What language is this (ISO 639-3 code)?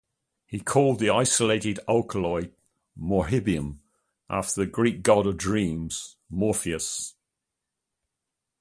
eng